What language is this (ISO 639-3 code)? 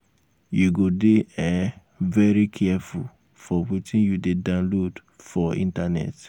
pcm